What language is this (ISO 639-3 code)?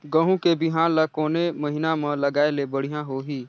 hne